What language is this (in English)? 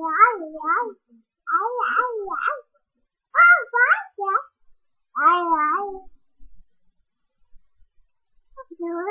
Latvian